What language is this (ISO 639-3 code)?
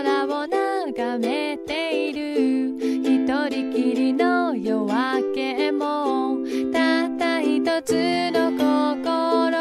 jpn